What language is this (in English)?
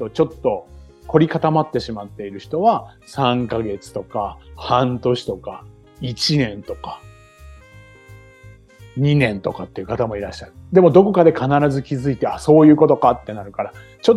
Japanese